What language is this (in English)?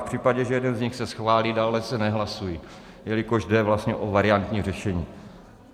Czech